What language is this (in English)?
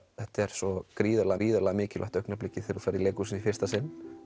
Icelandic